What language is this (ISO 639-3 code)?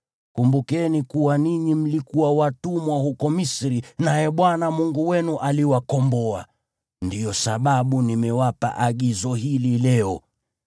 swa